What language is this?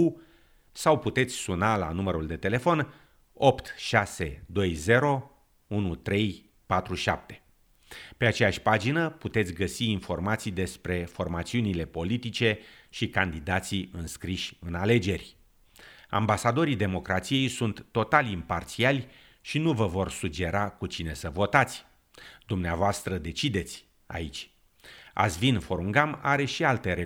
Romanian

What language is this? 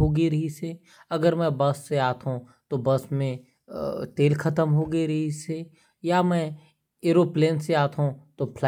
Korwa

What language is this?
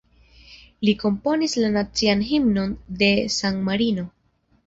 Esperanto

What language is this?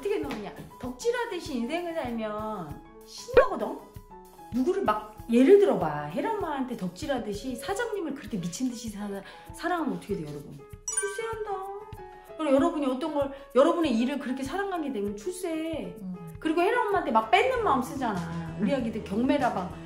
Korean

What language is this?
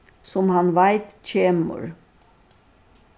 Faroese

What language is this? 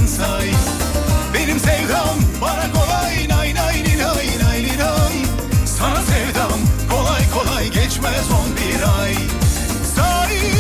Turkish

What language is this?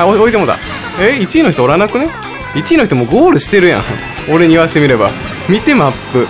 Japanese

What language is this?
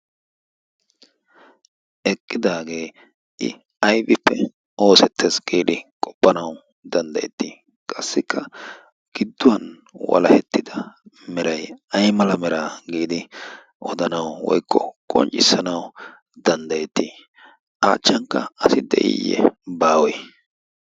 Wolaytta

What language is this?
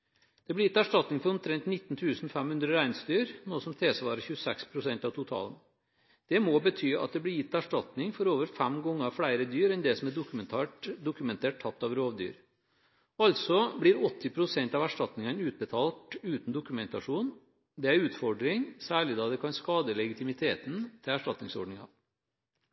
Norwegian Bokmål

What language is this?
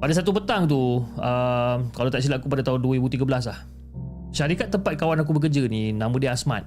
Malay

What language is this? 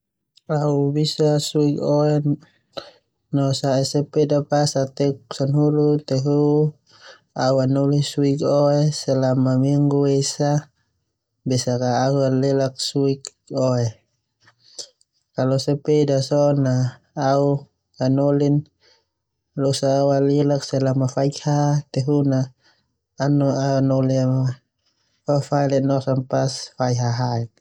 Termanu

